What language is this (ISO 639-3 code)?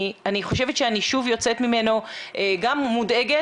heb